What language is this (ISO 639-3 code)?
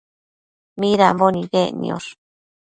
mcf